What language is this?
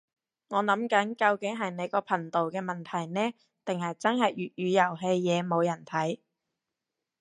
Cantonese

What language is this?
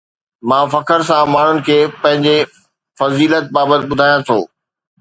Sindhi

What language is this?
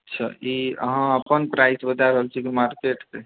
Maithili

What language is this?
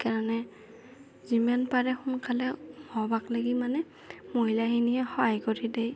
Assamese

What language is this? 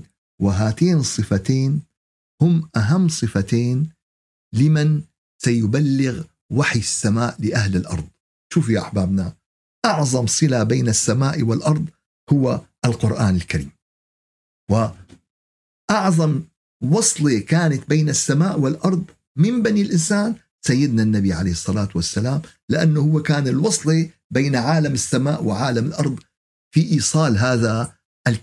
Arabic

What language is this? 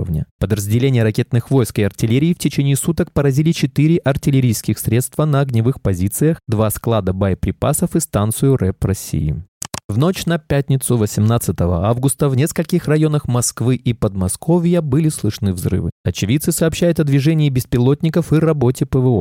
Russian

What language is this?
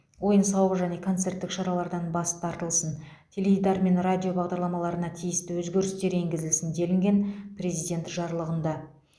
Kazakh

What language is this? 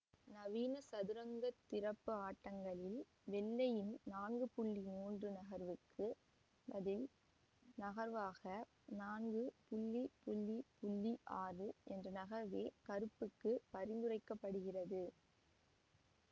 Tamil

